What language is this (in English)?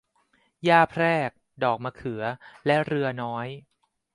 Thai